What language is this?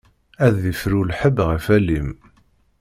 Kabyle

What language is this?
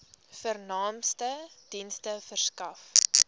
Afrikaans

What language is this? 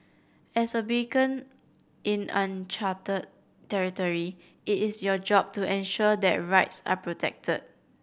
English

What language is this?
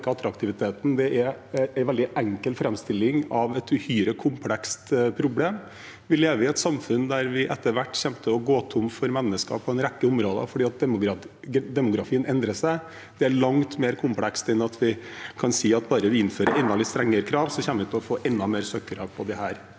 Norwegian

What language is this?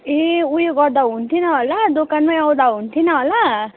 Nepali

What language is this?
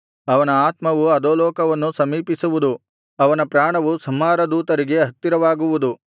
Kannada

